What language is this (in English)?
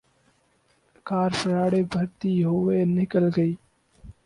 Urdu